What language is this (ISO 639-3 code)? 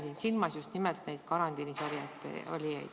est